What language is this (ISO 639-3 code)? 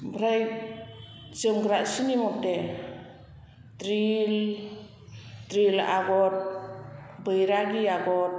brx